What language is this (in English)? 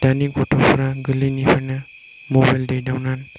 Bodo